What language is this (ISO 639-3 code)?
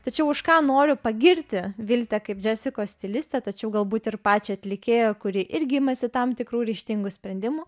lit